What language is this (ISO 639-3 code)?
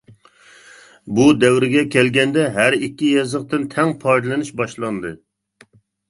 uig